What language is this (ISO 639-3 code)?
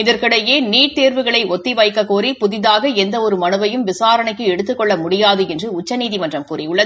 tam